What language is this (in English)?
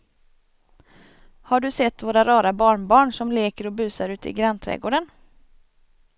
Swedish